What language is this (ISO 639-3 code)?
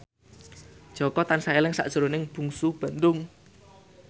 jav